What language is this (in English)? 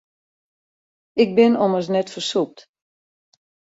Western Frisian